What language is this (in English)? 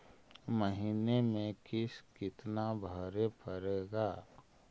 Magahi